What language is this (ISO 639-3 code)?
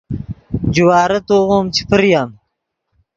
ydg